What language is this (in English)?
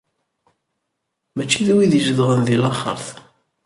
Kabyle